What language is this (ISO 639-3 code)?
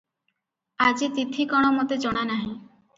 ori